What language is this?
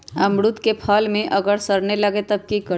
Magahi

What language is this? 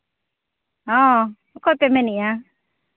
Santali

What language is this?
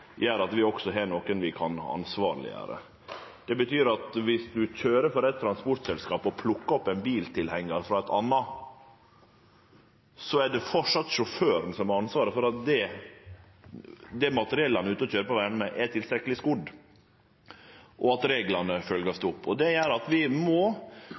Norwegian Nynorsk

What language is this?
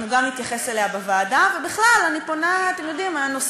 Hebrew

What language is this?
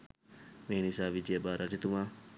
Sinhala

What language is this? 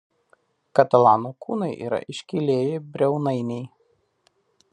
Lithuanian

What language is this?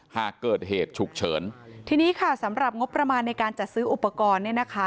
Thai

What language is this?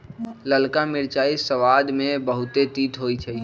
Magahi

